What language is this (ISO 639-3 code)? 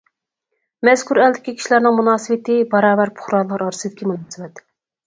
uig